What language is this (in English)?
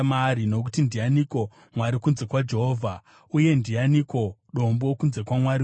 Shona